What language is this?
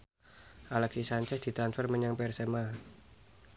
Javanese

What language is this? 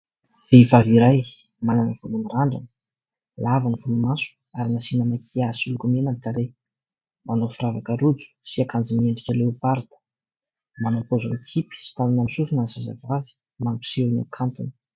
Malagasy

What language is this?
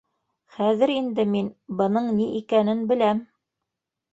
Bashkir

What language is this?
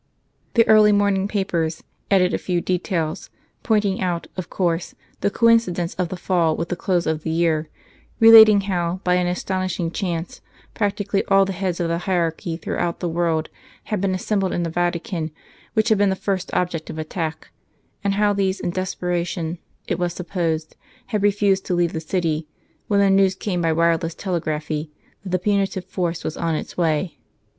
English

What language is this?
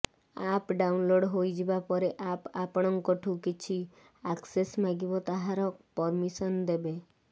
Odia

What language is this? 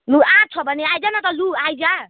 Nepali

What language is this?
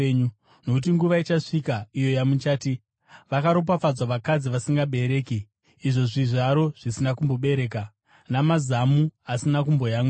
Shona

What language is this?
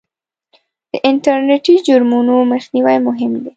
Pashto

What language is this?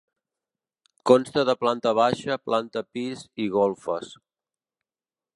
Catalan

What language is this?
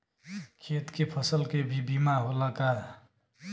Bhojpuri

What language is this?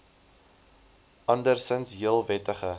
Afrikaans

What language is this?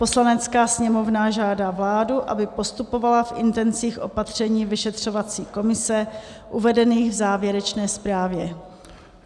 Czech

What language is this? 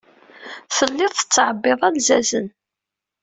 Kabyle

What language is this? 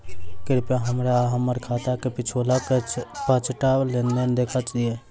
Maithili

